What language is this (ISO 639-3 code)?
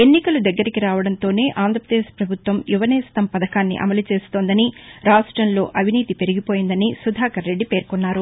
tel